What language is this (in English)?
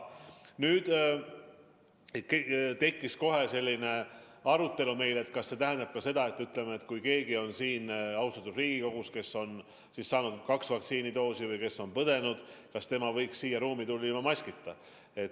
Estonian